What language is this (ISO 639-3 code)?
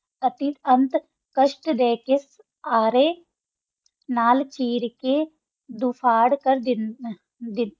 pan